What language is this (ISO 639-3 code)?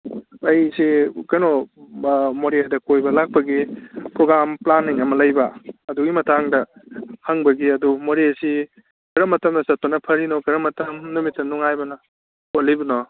mni